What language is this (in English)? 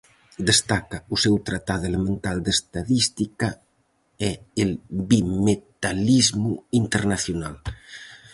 Galician